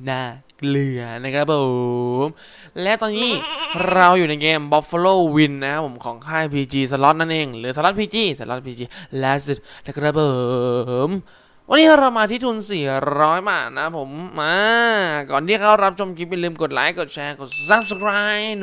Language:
Thai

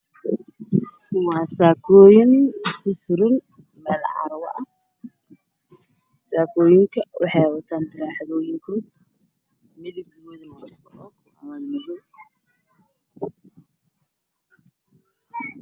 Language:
Somali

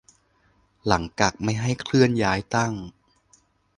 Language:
Thai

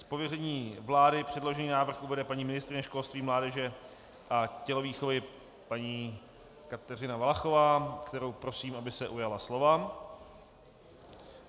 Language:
Czech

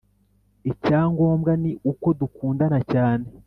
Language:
Kinyarwanda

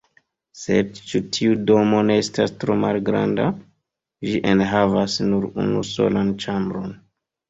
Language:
Esperanto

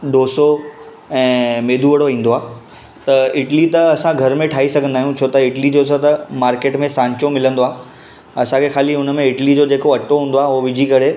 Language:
Sindhi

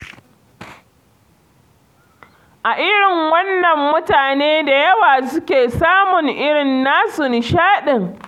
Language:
Hausa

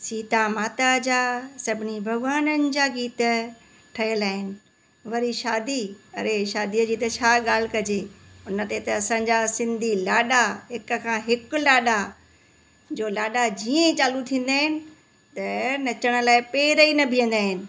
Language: Sindhi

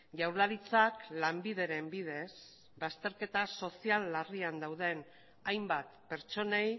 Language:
Basque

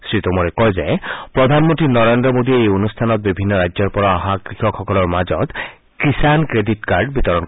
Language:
Assamese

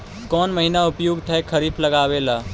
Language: Magahi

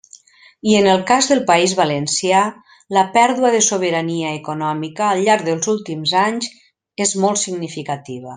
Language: Catalan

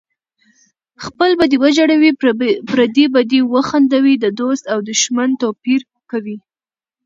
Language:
Pashto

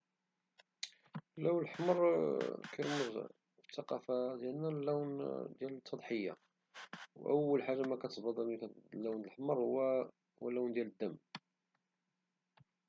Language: Moroccan Arabic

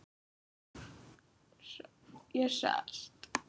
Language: Icelandic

